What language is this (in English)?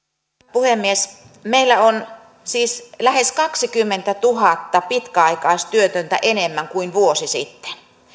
Finnish